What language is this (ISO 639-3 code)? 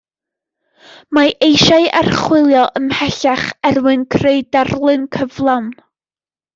cym